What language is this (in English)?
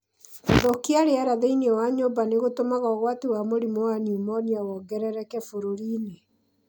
Kikuyu